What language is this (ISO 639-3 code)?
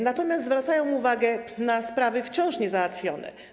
pol